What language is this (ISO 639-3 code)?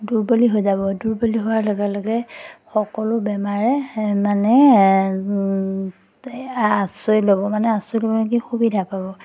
asm